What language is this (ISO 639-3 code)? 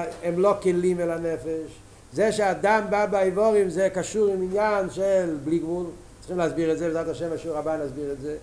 heb